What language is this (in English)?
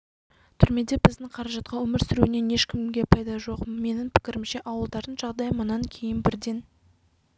Kazakh